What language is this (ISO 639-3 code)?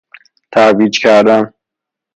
fas